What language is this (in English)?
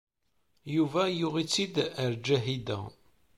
Kabyle